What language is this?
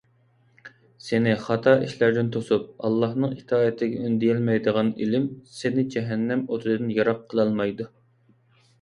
Uyghur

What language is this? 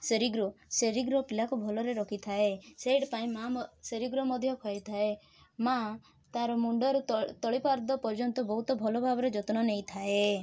Odia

